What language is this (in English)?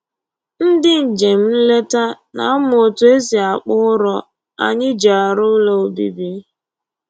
Igbo